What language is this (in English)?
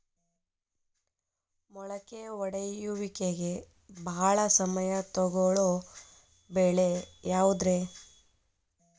Kannada